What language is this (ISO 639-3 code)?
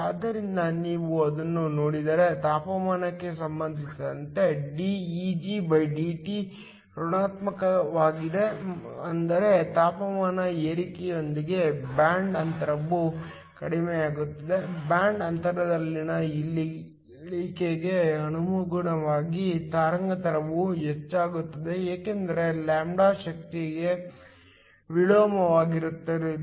kan